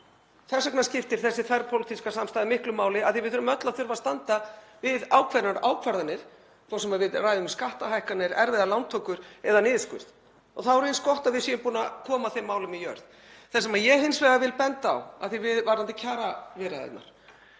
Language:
Icelandic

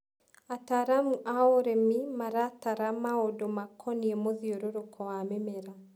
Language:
Kikuyu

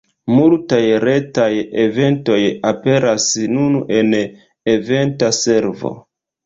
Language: Esperanto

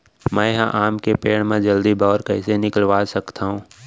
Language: Chhattisgarhi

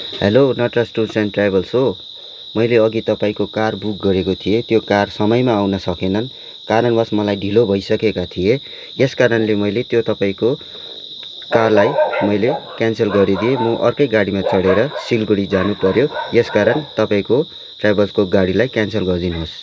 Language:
Nepali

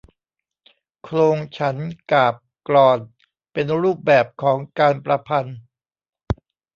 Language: Thai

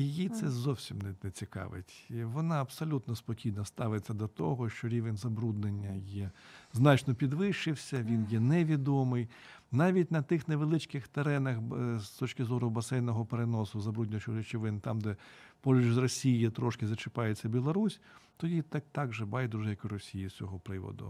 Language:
Ukrainian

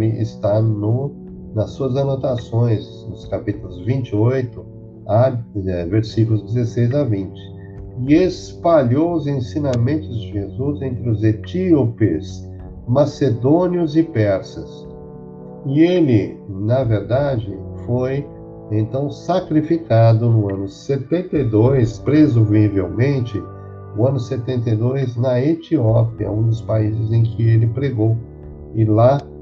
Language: Portuguese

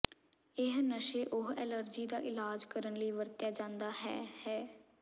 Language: Punjabi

